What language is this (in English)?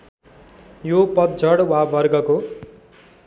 Nepali